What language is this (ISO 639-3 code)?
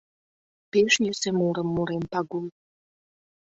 chm